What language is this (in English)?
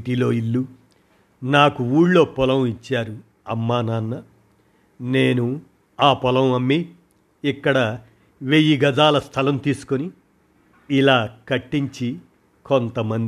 Telugu